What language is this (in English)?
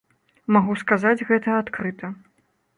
Belarusian